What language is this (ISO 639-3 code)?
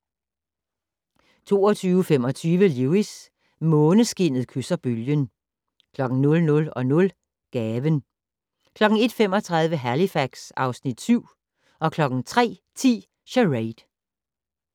dan